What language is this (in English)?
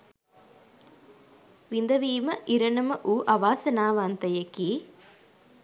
Sinhala